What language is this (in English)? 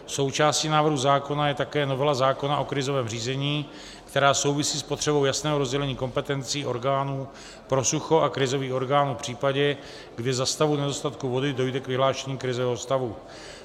Czech